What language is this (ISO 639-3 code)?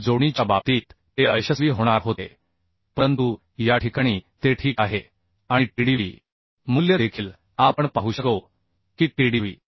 mar